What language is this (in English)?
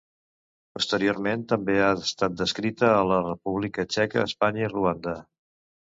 Catalan